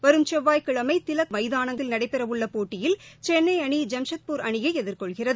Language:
Tamil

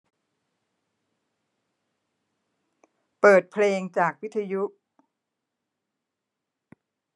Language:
Thai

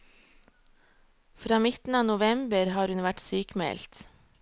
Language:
Norwegian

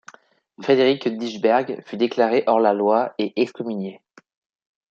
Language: French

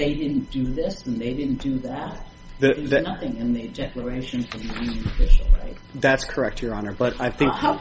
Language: English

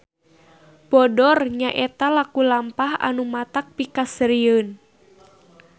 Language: Sundanese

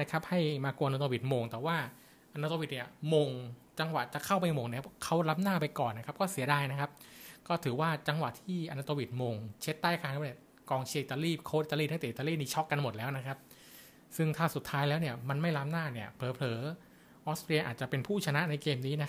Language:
Thai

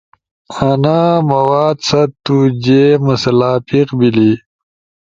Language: Ushojo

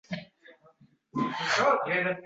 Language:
Uzbek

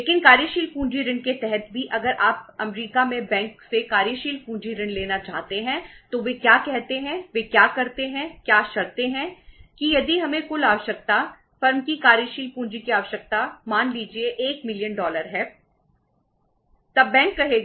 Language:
Hindi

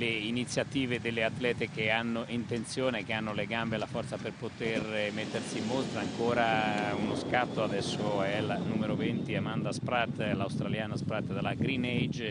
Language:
Italian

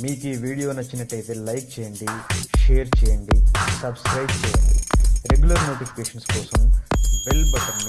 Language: Indonesian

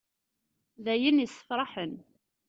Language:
Kabyle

